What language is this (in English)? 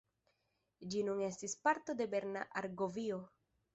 Esperanto